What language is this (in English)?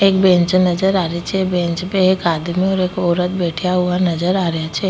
Rajasthani